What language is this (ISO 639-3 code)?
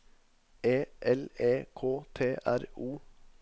nor